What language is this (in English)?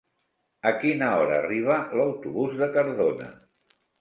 Catalan